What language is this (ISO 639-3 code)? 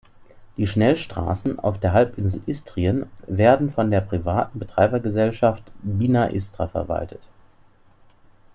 deu